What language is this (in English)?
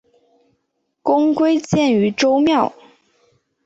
Chinese